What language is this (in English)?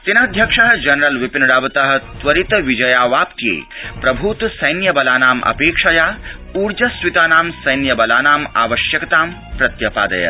Sanskrit